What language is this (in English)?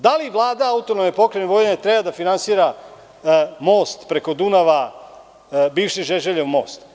Serbian